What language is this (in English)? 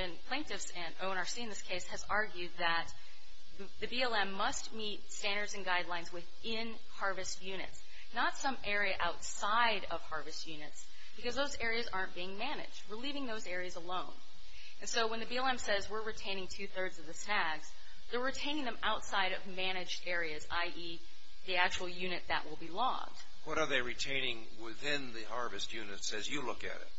English